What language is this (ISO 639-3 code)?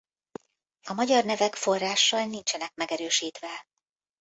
hun